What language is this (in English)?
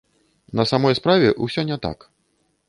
Belarusian